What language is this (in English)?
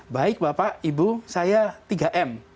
Indonesian